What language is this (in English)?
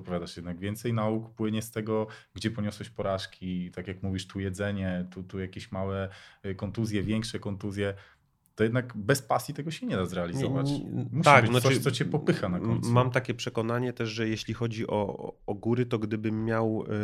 Polish